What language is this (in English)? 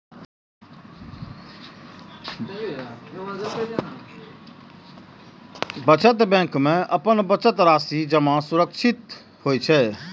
Maithili